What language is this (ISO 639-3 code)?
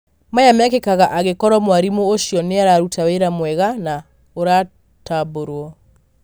kik